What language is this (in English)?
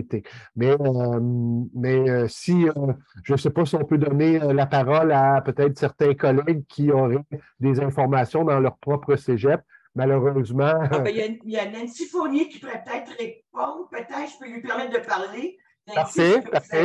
French